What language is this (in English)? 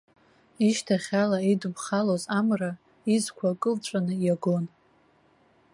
Abkhazian